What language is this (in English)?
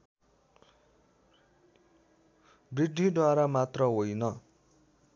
Nepali